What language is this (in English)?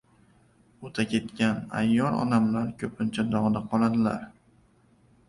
Uzbek